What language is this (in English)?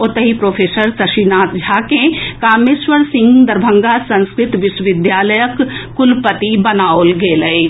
Maithili